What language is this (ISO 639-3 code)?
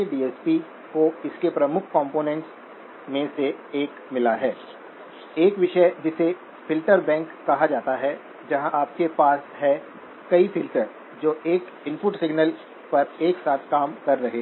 hin